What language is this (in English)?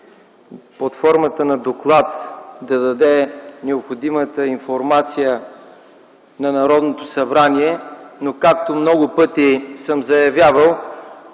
Bulgarian